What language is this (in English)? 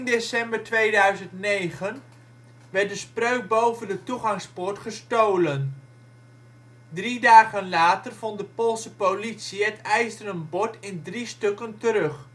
Dutch